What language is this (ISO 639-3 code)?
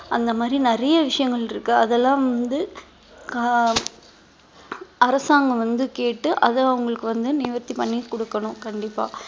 tam